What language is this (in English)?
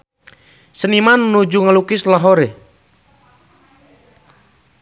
Sundanese